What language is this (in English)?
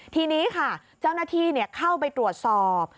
Thai